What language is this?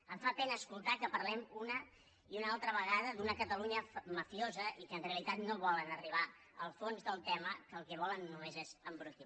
Catalan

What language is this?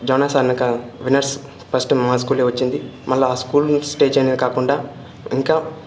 Telugu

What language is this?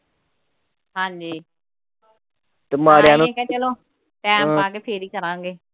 Punjabi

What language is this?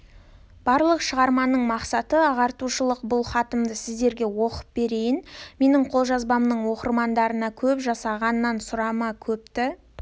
Kazakh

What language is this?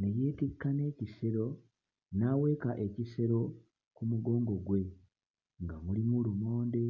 Ganda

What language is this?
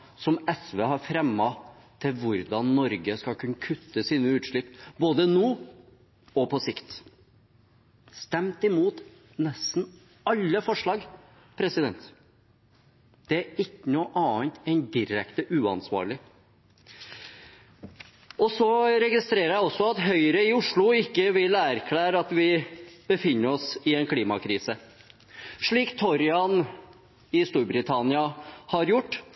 Norwegian Bokmål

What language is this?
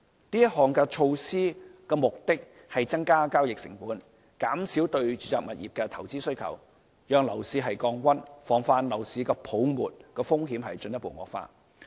Cantonese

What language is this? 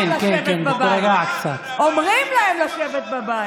Hebrew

